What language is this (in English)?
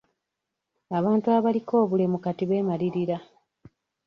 Ganda